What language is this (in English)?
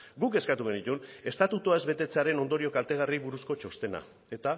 Basque